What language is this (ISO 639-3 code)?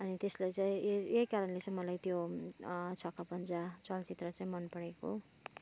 nep